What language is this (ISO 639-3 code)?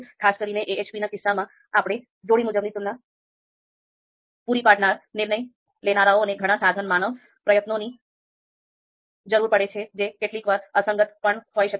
guj